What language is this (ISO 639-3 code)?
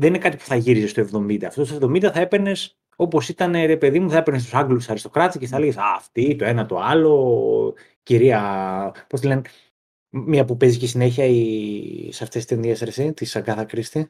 ell